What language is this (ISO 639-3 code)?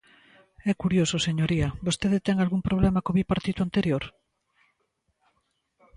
glg